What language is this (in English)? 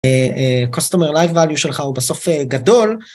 Hebrew